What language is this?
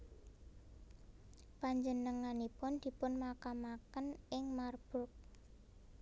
Javanese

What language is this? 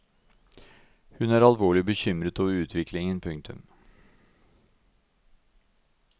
Norwegian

